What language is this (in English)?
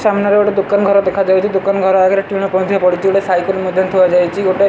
Odia